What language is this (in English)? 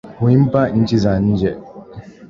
Swahili